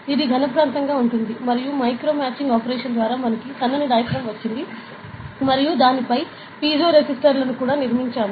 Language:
Telugu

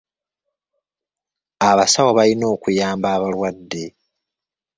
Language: Ganda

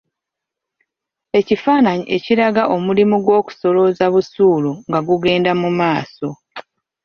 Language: Ganda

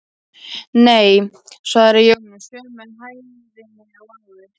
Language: Icelandic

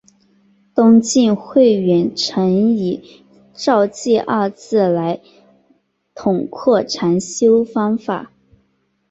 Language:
Chinese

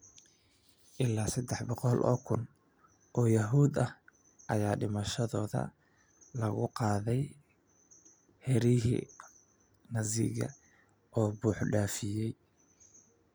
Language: Somali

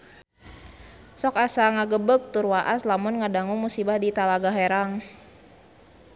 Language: Sundanese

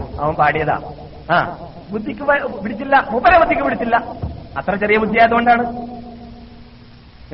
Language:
Malayalam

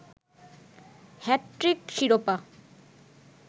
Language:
Bangla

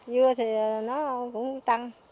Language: Vietnamese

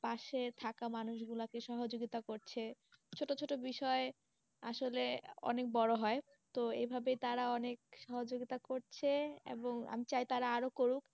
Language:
Bangla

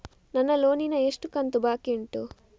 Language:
Kannada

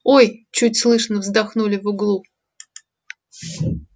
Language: Russian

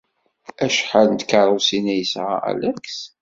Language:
Kabyle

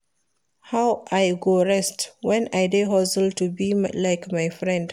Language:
Nigerian Pidgin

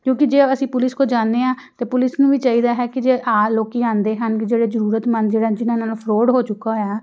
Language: Punjabi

